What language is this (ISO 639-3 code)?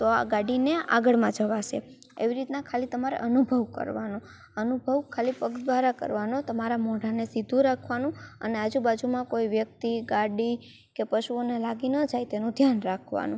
guj